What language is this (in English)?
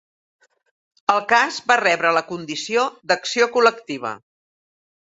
Catalan